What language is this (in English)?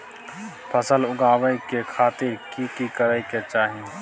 Maithili